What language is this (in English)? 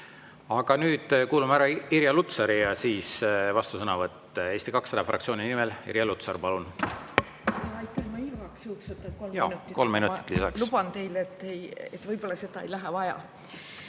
Estonian